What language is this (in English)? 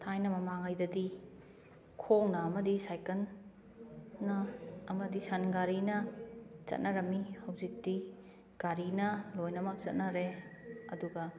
Manipuri